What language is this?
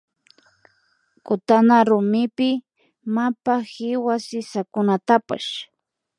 Imbabura Highland Quichua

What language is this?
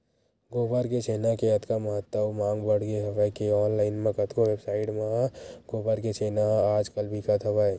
Chhattisgarhi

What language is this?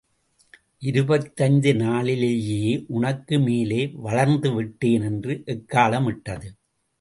Tamil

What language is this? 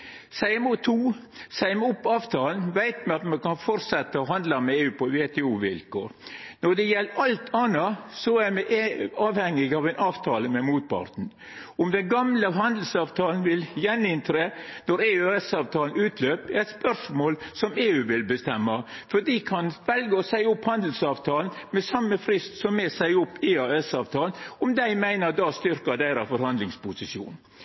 Norwegian Nynorsk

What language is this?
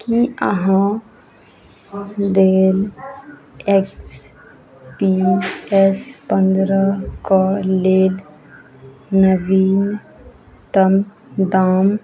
Maithili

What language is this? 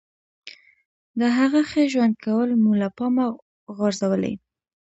Pashto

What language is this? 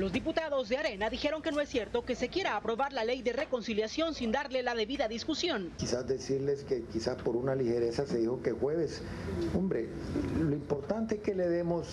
Spanish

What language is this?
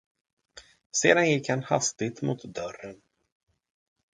Swedish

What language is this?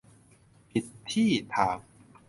Thai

